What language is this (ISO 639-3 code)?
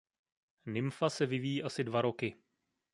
ces